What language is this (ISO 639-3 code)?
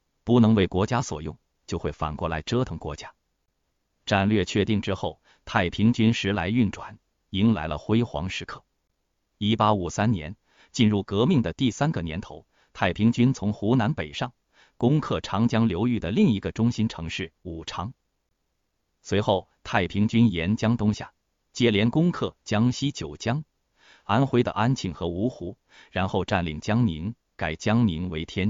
zho